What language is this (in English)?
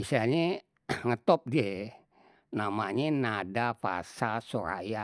Betawi